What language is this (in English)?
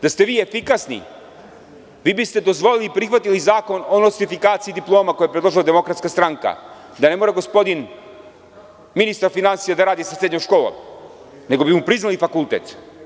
Serbian